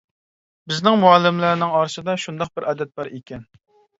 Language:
Uyghur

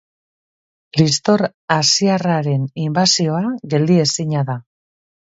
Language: Basque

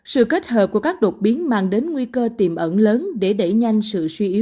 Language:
Vietnamese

